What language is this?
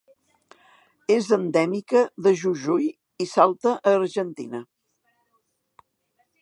Catalan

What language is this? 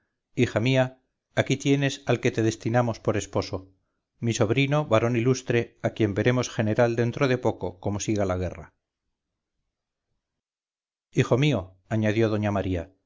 Spanish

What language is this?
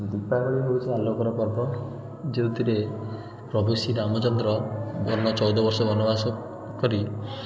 Odia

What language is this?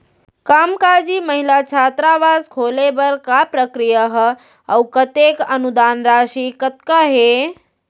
Chhattisgarhi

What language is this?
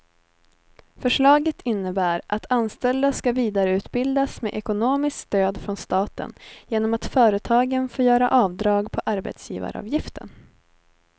Swedish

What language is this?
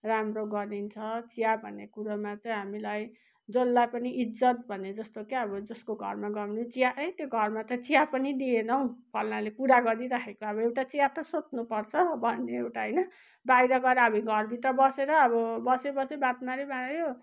Nepali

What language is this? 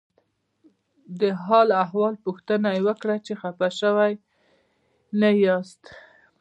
Pashto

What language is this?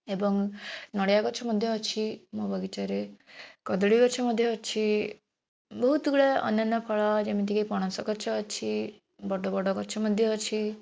Odia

